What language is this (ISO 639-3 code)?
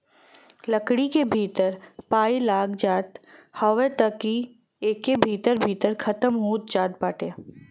bho